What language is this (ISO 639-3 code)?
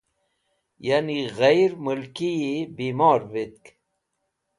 wbl